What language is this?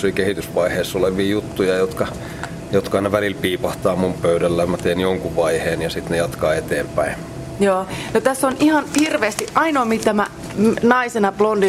Finnish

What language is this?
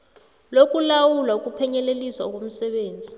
South Ndebele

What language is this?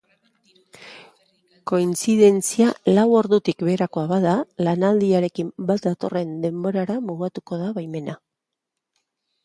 Basque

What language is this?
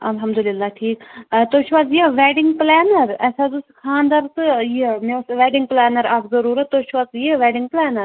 Kashmiri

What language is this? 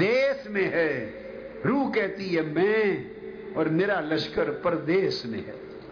Urdu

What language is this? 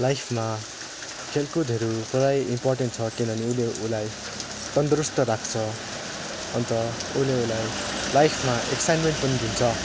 Nepali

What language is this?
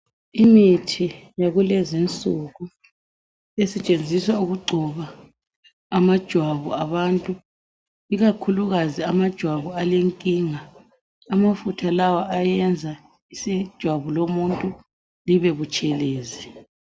North Ndebele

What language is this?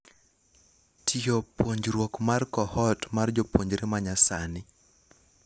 Luo (Kenya and Tanzania)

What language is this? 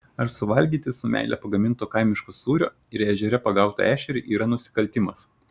Lithuanian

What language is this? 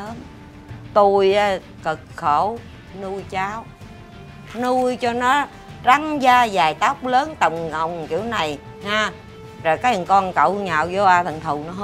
Vietnamese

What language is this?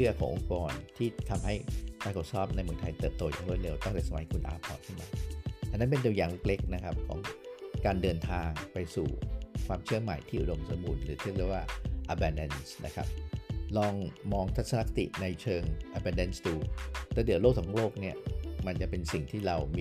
Thai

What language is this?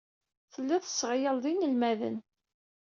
Kabyle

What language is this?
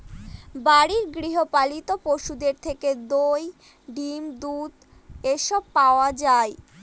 Bangla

